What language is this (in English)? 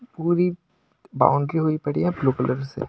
Hindi